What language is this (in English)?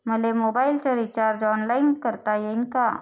Marathi